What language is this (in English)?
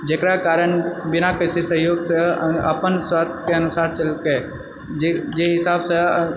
Maithili